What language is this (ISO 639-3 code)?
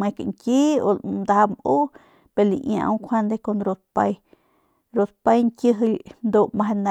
pmq